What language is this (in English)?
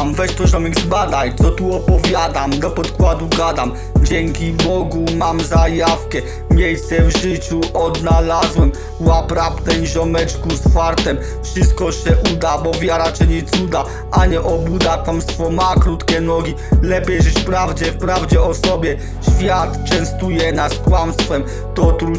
Polish